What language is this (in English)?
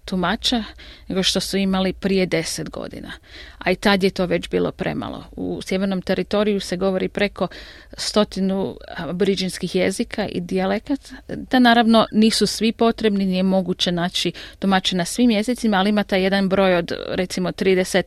Croatian